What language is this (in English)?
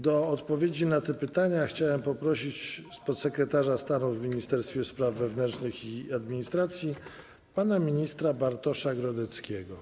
Polish